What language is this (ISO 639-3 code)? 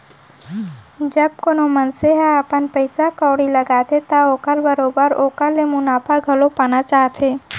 hne